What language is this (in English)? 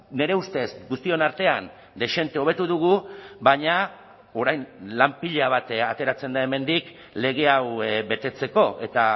Basque